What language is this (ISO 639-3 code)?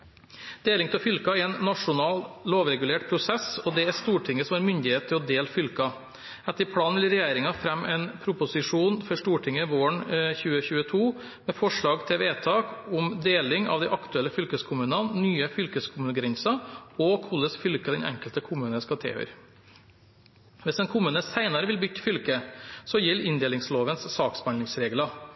nob